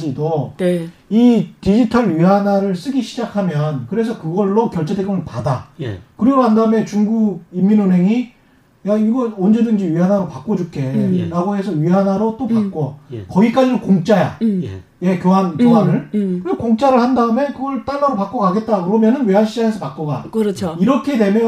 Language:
Korean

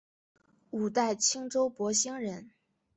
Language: Chinese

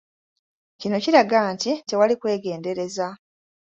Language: Ganda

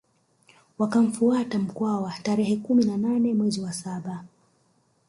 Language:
Swahili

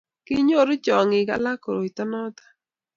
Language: Kalenjin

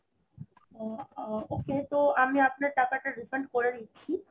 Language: Bangla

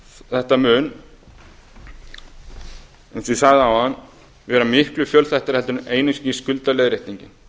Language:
Icelandic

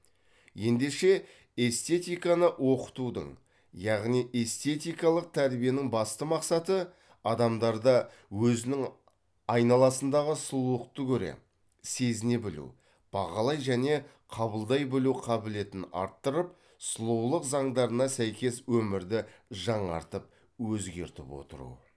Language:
Kazakh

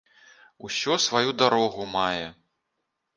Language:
Belarusian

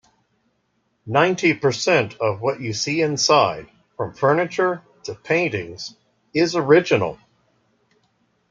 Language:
English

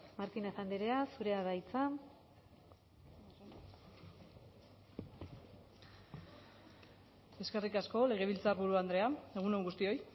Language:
Basque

